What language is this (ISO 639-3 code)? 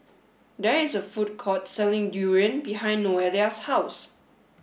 eng